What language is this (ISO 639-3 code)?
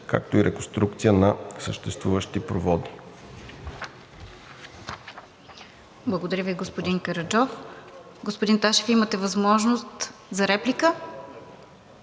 bul